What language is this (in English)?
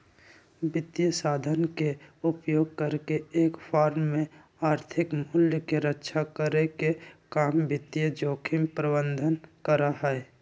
Magahi